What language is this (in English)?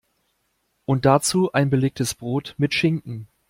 German